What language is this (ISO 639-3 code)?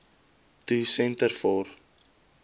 afr